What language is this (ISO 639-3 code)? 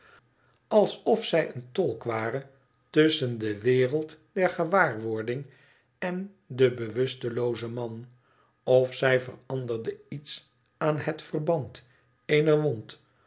nld